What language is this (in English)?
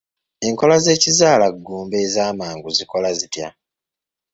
Ganda